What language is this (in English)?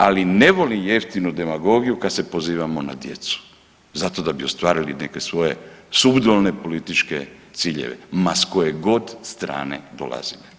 Croatian